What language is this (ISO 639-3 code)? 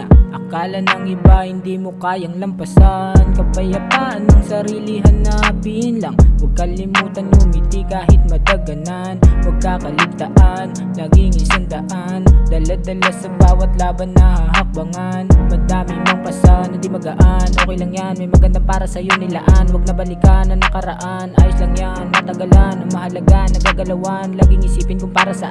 ind